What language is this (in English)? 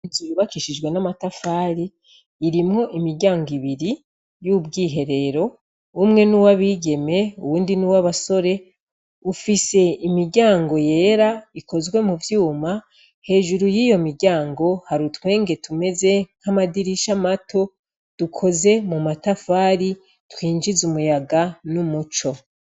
Rundi